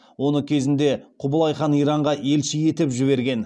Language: Kazakh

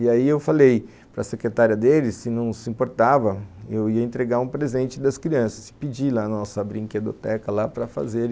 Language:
Portuguese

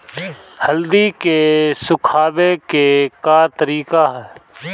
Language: Bhojpuri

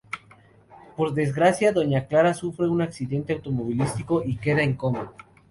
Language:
Spanish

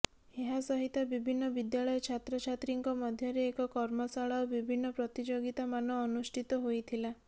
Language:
Odia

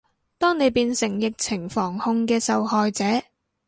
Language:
Cantonese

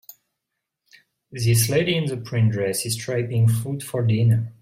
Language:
English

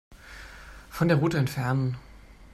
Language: German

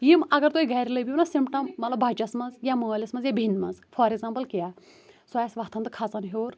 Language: Kashmiri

